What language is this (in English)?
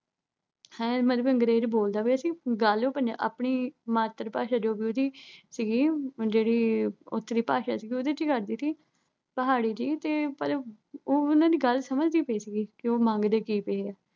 Punjabi